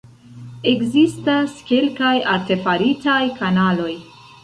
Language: Esperanto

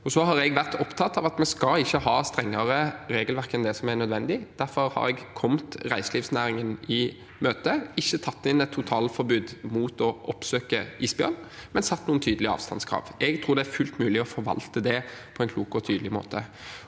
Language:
Norwegian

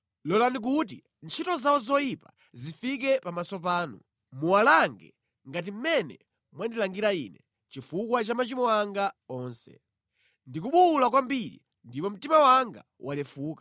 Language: Nyanja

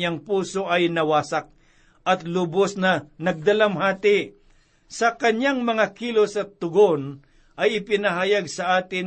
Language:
Filipino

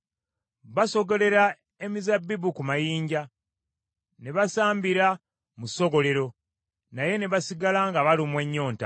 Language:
Ganda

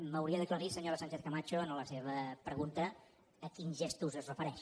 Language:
Catalan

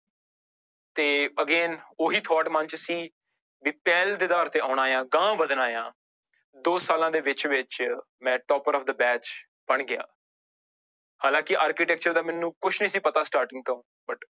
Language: Punjabi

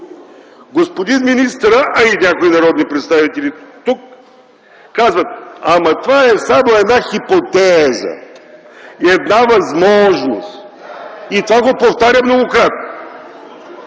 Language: Bulgarian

